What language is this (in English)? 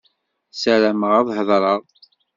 Kabyle